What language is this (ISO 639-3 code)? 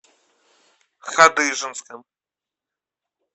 rus